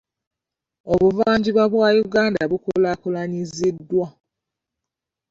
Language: Ganda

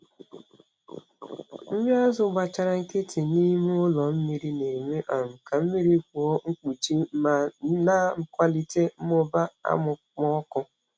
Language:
Igbo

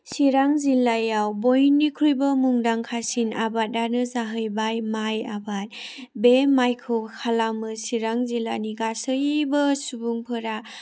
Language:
Bodo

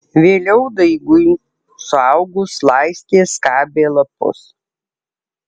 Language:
Lithuanian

